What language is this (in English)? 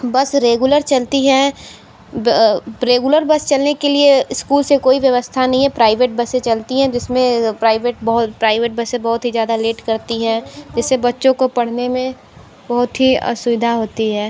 Hindi